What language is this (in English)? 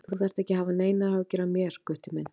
Icelandic